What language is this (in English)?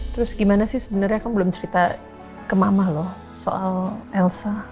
Indonesian